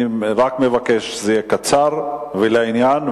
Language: Hebrew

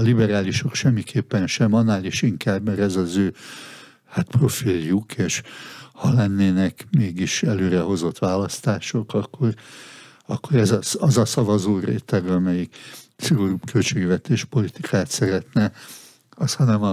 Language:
Hungarian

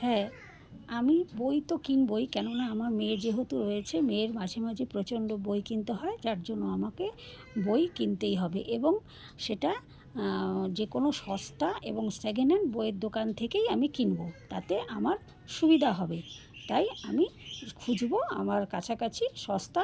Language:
Bangla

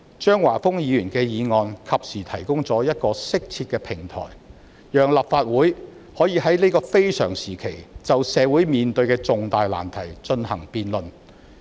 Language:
Cantonese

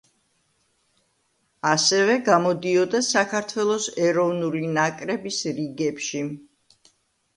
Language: Georgian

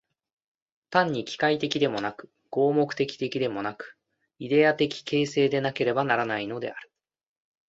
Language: Japanese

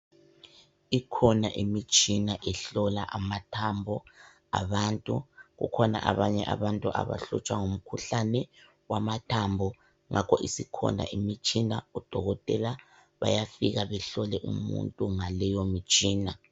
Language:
North Ndebele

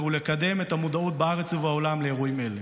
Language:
Hebrew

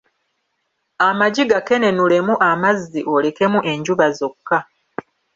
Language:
Ganda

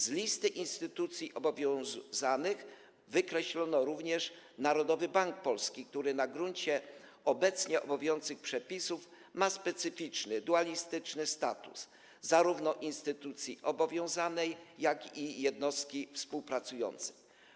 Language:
Polish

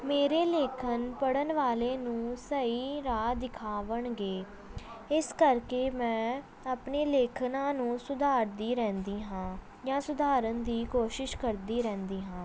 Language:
Punjabi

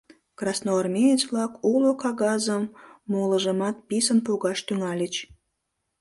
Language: Mari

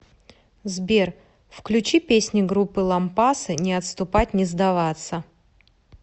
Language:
Russian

